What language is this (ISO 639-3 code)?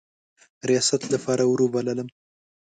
pus